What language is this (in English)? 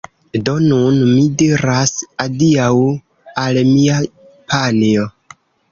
Esperanto